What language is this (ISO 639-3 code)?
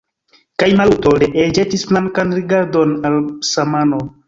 epo